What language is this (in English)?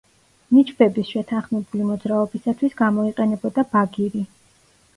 Georgian